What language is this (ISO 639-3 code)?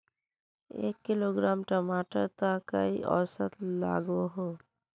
mag